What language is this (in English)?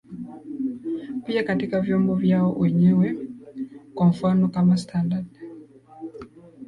Swahili